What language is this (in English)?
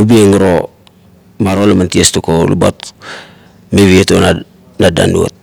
Kuot